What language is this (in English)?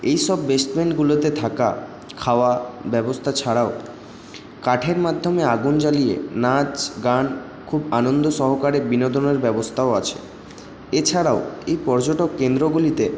Bangla